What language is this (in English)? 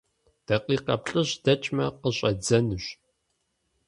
Kabardian